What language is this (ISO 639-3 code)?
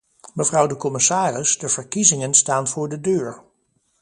nld